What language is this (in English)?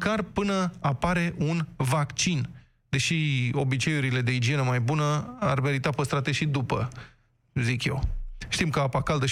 Romanian